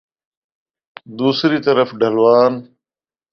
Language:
Urdu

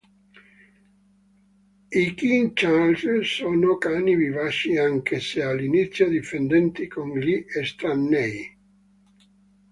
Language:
Italian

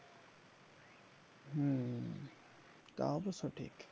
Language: Bangla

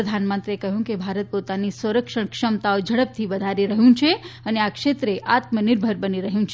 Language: Gujarati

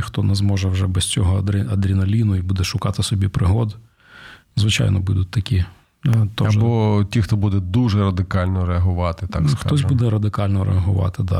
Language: Ukrainian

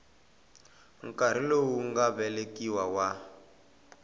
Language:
Tsonga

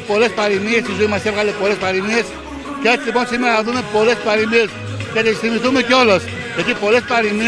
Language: Greek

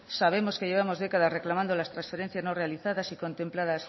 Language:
Spanish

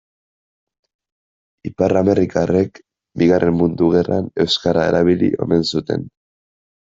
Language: Basque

